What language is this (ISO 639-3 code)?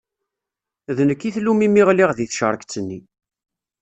kab